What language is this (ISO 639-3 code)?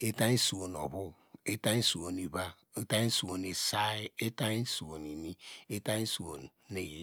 deg